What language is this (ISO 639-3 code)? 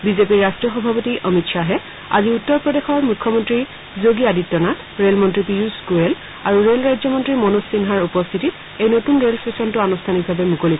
asm